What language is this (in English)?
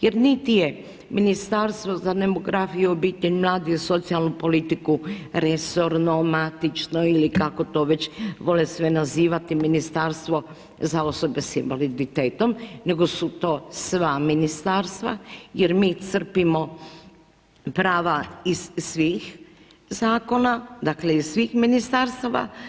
Croatian